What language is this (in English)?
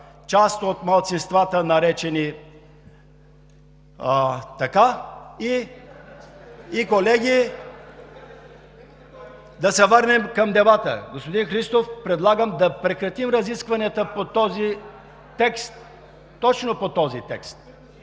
Bulgarian